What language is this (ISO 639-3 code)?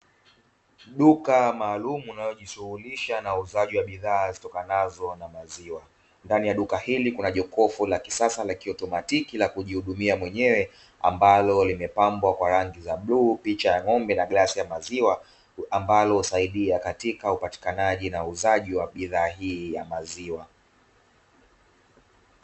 swa